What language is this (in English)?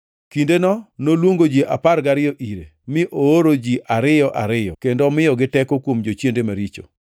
Luo (Kenya and Tanzania)